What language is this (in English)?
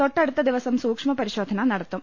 Malayalam